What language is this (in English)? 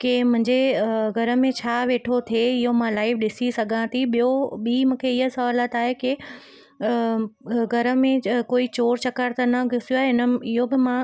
Sindhi